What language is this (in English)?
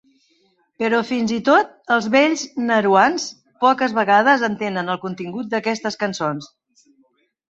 Catalan